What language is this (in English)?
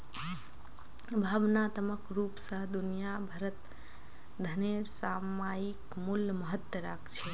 Magahi